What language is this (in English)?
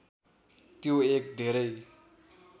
Nepali